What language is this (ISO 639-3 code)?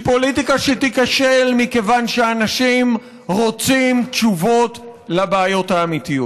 heb